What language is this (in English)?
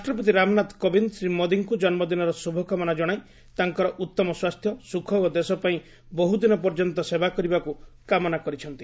Odia